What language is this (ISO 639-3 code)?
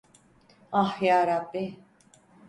tur